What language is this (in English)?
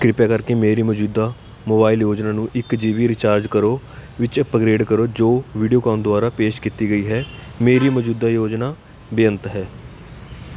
Punjabi